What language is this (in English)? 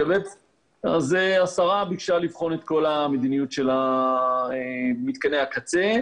Hebrew